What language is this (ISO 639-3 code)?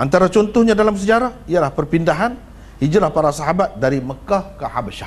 msa